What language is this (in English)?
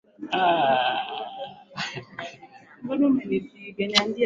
Swahili